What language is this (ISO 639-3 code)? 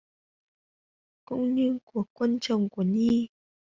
vie